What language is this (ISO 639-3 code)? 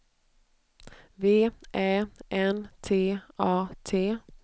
swe